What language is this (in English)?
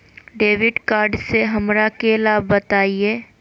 Magahi